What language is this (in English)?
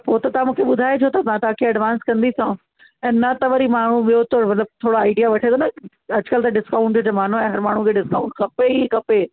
Sindhi